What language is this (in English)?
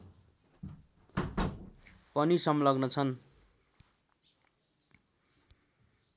Nepali